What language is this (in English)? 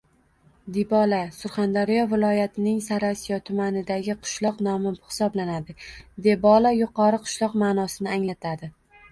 Uzbek